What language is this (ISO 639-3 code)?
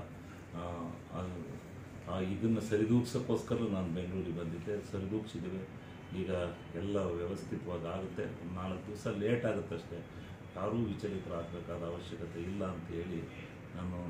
kan